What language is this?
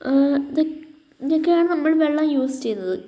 Malayalam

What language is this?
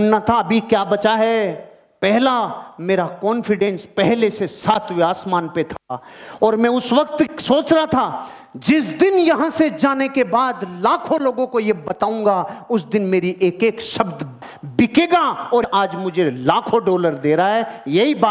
Hindi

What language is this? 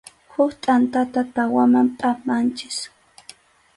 Arequipa-La Unión Quechua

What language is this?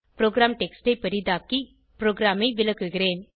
Tamil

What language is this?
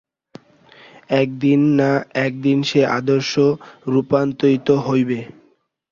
Bangla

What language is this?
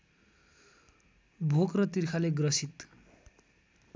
Nepali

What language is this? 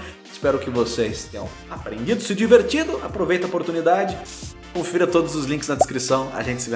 Portuguese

